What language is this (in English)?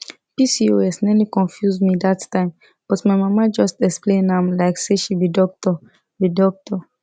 Nigerian Pidgin